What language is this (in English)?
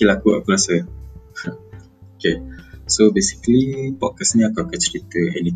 Malay